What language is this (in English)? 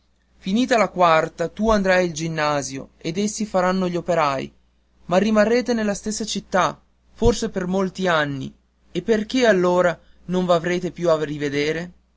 Italian